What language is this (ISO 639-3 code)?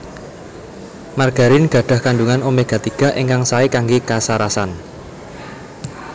jav